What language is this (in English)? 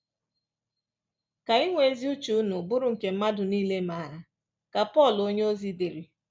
Igbo